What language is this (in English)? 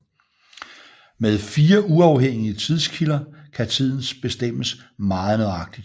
Danish